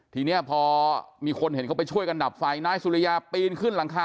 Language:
Thai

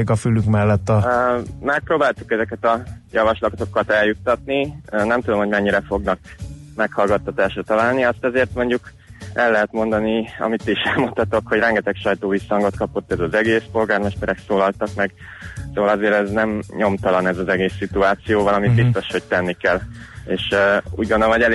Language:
Hungarian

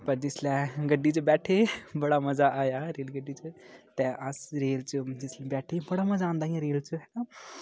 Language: Dogri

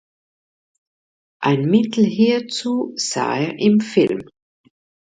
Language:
German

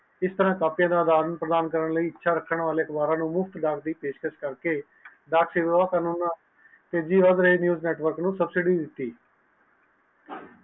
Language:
Punjabi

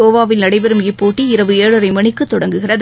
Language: Tamil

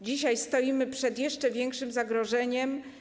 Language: Polish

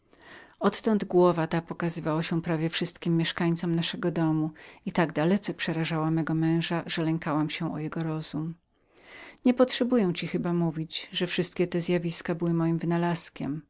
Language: Polish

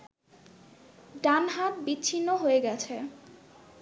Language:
Bangla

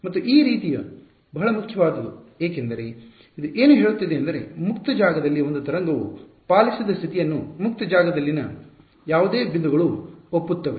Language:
Kannada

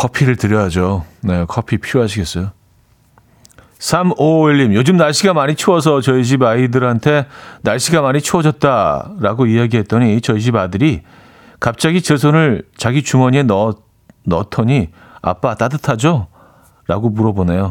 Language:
Korean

